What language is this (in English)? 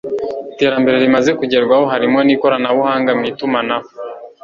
Kinyarwanda